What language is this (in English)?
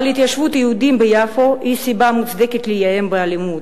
Hebrew